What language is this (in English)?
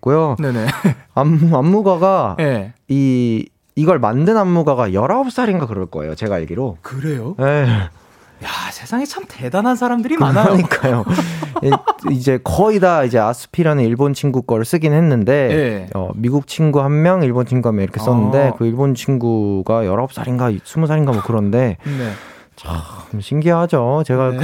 Korean